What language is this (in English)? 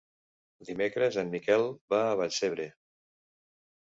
Catalan